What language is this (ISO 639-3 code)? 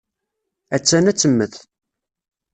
kab